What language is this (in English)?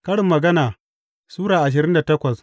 Hausa